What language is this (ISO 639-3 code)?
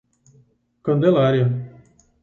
por